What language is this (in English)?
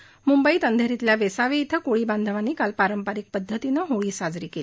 Marathi